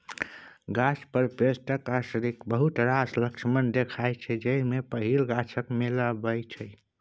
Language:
Maithili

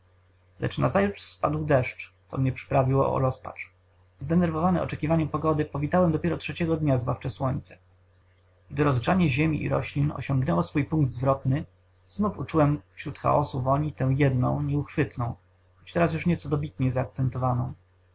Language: Polish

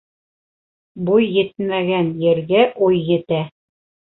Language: Bashkir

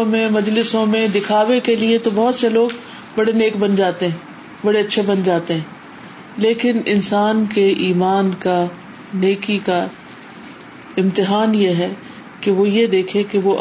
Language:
Urdu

